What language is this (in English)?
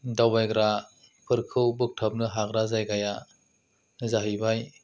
Bodo